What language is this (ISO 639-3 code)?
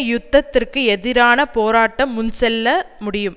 tam